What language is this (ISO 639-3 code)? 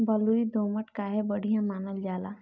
bho